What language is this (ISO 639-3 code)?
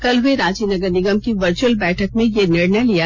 hin